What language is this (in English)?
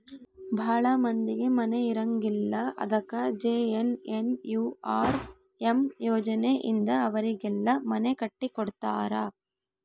Kannada